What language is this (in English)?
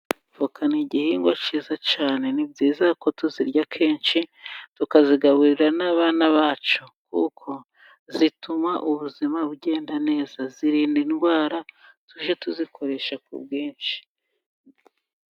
Kinyarwanda